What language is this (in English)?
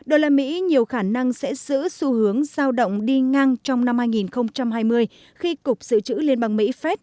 Vietnamese